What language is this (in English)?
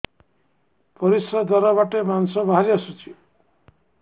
Odia